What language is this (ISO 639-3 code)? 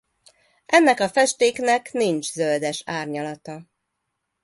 hun